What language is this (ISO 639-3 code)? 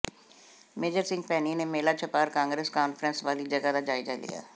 pan